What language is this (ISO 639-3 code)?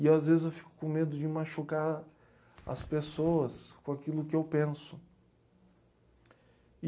por